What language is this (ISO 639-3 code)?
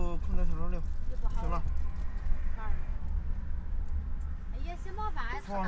zho